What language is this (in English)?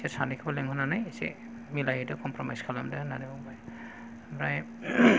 Bodo